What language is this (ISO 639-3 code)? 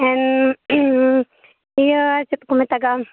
sat